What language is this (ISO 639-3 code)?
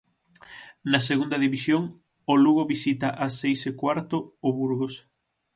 glg